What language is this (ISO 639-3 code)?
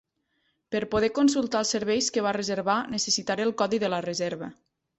cat